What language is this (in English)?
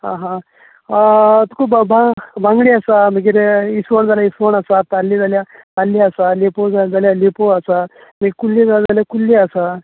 Konkani